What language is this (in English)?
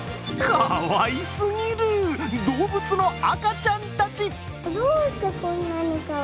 Japanese